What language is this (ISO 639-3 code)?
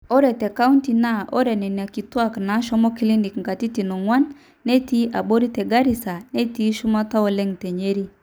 mas